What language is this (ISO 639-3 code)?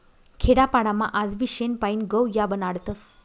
mar